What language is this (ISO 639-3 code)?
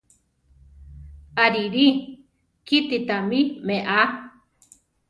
tar